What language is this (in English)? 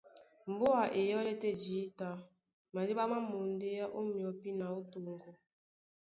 Duala